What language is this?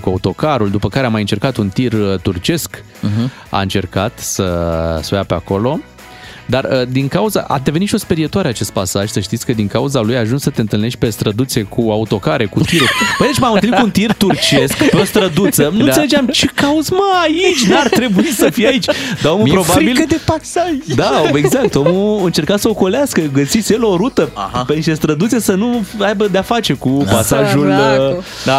Romanian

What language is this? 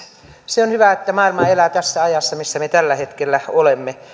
Finnish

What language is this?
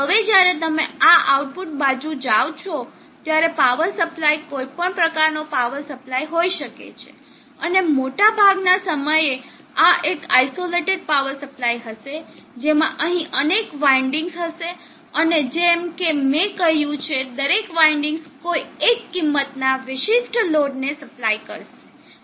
Gujarati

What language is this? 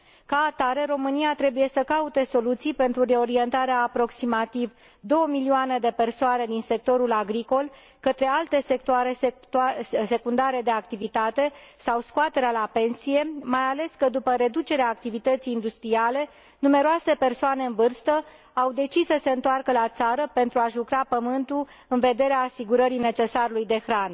Romanian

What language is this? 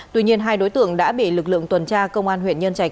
Vietnamese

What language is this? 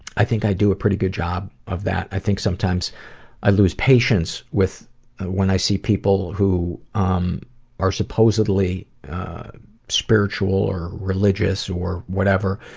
English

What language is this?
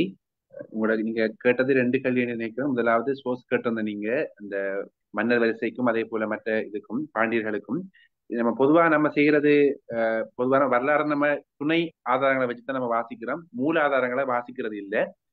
Tamil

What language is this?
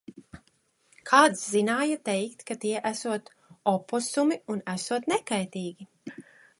Latvian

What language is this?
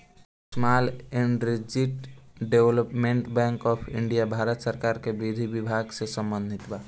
Bhojpuri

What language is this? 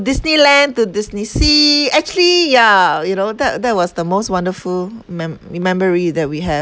English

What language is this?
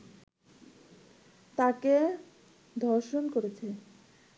Bangla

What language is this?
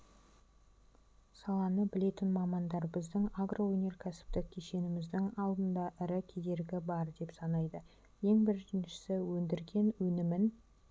Kazakh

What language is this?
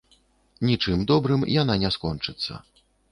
Belarusian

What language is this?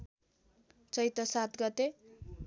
Nepali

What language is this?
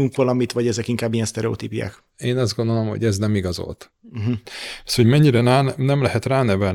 Hungarian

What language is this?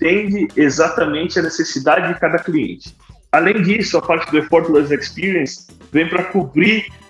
Portuguese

